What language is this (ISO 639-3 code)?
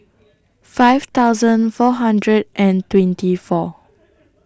eng